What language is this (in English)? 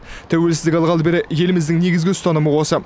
Kazakh